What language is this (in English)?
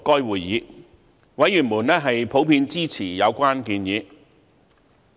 Cantonese